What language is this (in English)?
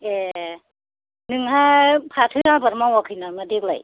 Bodo